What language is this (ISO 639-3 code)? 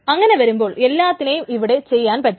mal